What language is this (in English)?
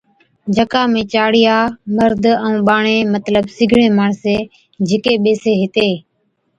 Od